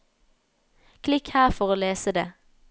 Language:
Norwegian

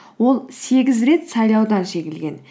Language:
Kazakh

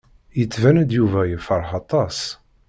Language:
Kabyle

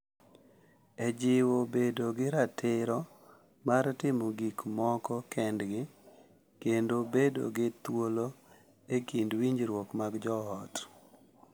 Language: Luo (Kenya and Tanzania)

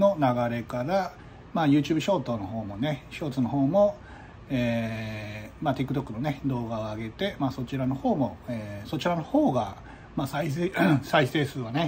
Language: Japanese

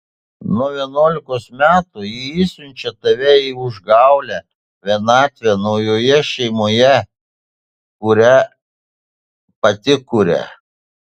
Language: Lithuanian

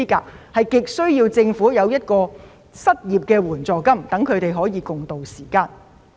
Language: Cantonese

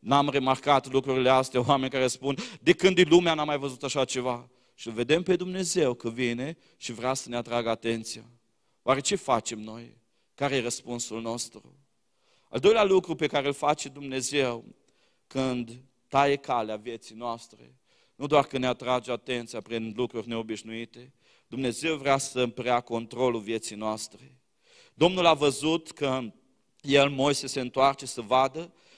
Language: Romanian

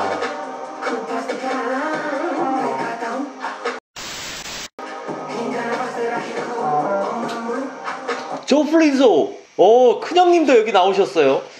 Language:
Korean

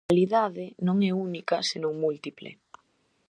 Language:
Galician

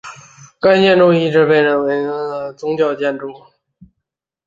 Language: Chinese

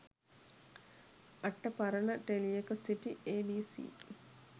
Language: Sinhala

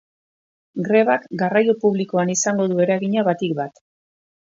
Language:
Basque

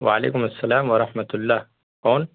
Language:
Urdu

